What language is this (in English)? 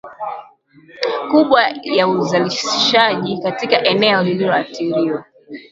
Swahili